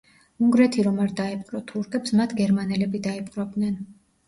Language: Georgian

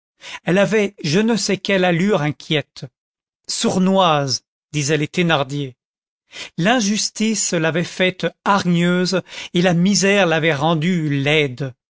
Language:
French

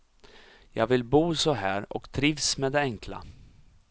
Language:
Swedish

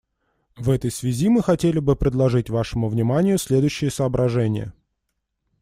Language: Russian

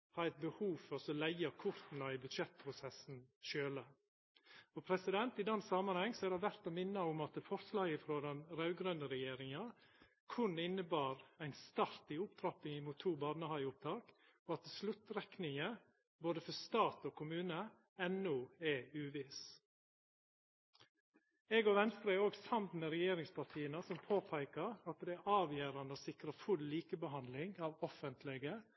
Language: Norwegian Nynorsk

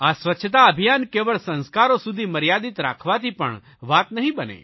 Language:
Gujarati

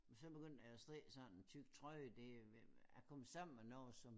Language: Danish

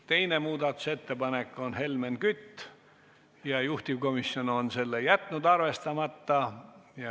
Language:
Estonian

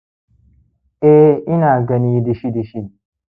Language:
Hausa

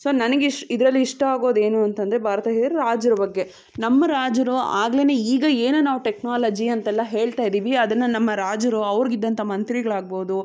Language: Kannada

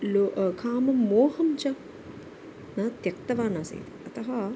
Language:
Sanskrit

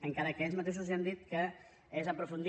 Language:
Catalan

